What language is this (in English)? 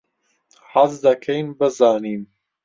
Central Kurdish